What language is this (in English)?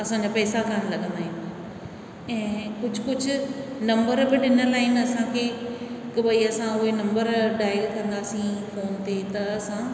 Sindhi